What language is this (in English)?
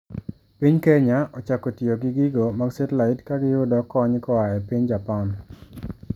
Luo (Kenya and Tanzania)